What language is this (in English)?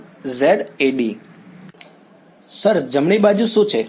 Gujarati